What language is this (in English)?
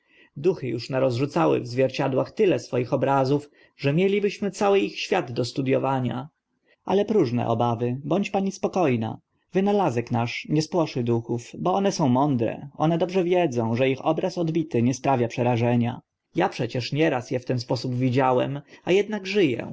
Polish